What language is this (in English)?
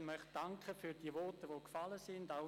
Swiss German